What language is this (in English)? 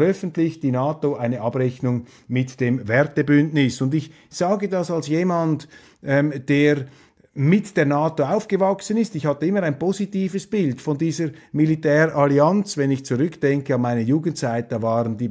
German